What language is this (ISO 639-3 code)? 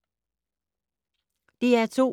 dan